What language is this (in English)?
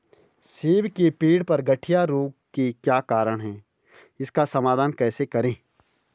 Hindi